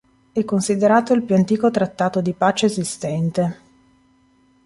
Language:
Italian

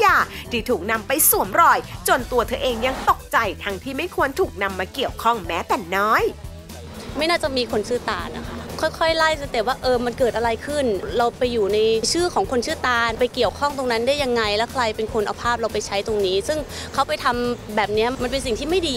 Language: Thai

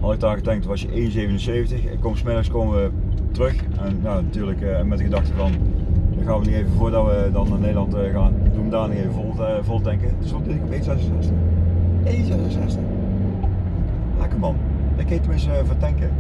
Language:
Dutch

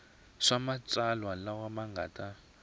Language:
Tsonga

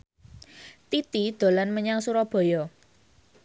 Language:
Javanese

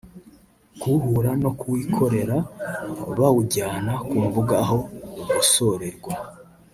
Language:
Kinyarwanda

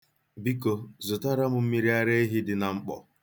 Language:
Igbo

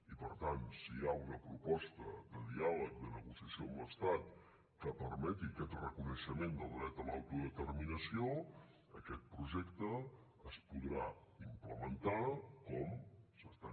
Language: Catalan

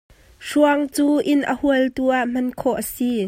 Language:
Hakha Chin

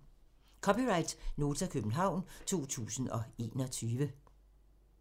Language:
Danish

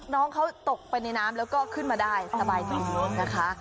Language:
Thai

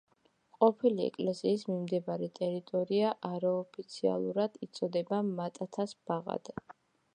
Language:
Georgian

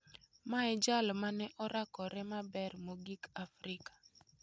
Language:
Luo (Kenya and Tanzania)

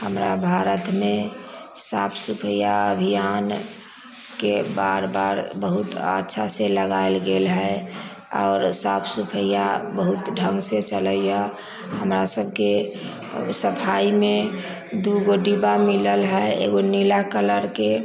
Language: Maithili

